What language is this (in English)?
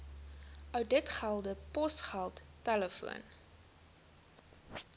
Afrikaans